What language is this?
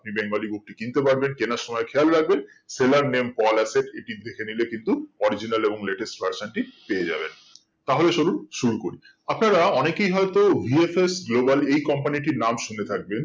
Bangla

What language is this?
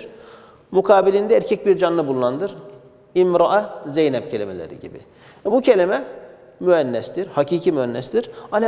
Turkish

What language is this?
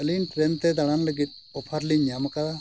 Santali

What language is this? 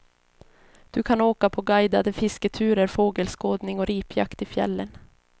Swedish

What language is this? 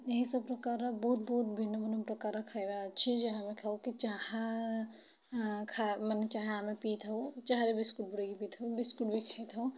Odia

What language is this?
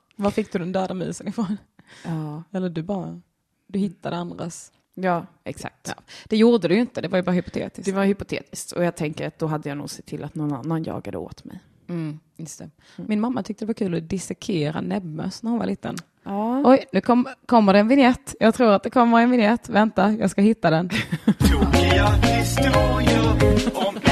Swedish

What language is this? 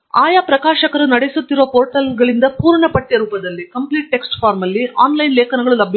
Kannada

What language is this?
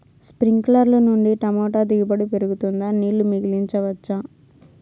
Telugu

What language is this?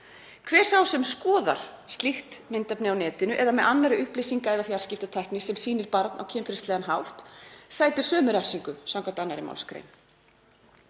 Icelandic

